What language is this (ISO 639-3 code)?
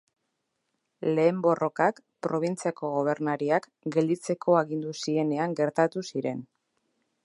eus